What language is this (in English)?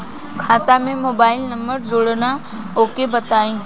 Bhojpuri